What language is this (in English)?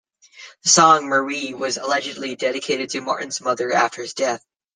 English